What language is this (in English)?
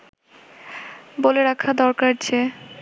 Bangla